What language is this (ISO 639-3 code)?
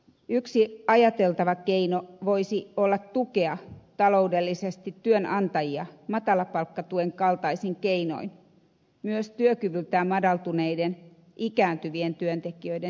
fin